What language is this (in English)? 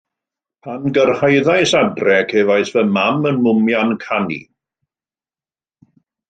Welsh